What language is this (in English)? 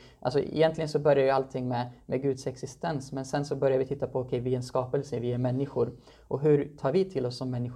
Swedish